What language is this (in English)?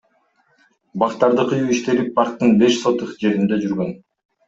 Kyrgyz